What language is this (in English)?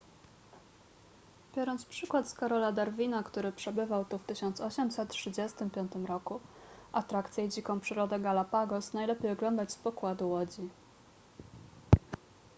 Polish